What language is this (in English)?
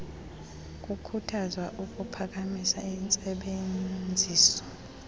Xhosa